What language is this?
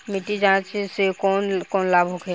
Bhojpuri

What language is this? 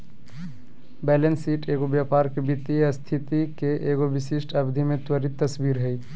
Magahi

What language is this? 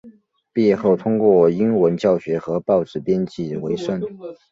Chinese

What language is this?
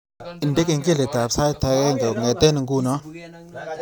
Kalenjin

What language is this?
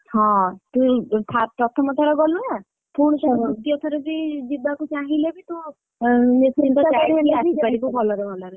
Odia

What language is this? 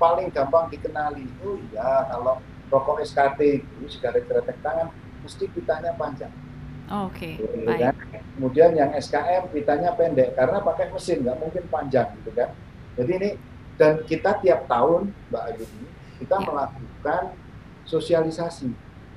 Indonesian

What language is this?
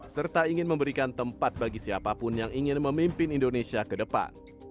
Indonesian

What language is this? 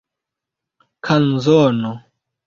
Esperanto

